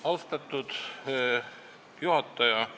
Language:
Estonian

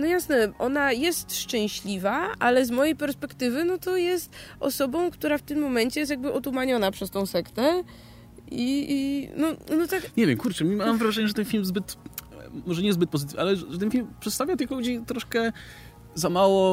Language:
Polish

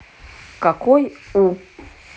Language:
Russian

